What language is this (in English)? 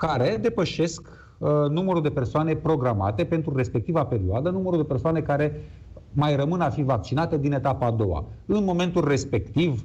Romanian